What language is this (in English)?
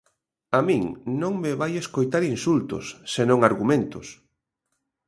Galician